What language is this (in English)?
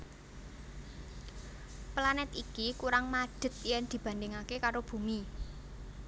Javanese